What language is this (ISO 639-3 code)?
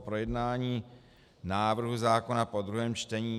ces